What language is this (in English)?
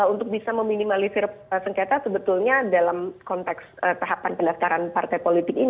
Indonesian